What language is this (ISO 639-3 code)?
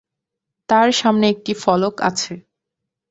ben